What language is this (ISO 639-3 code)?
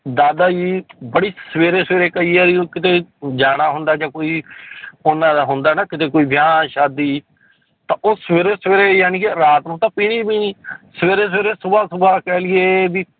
pan